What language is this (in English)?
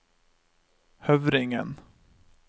Norwegian